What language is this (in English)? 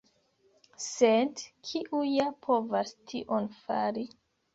Esperanto